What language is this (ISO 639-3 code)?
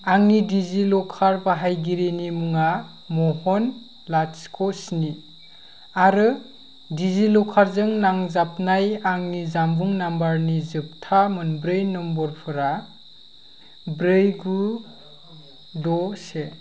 brx